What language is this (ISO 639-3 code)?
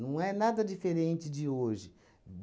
por